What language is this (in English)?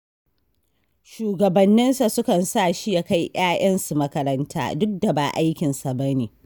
Hausa